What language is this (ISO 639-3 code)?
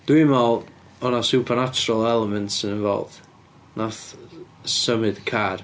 cym